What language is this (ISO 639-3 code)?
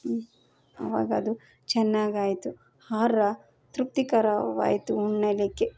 kan